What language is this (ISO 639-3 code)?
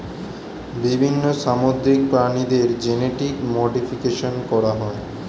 ben